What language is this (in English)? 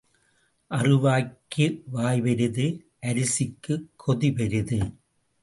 Tamil